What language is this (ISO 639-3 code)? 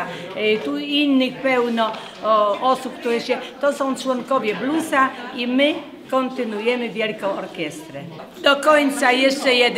pol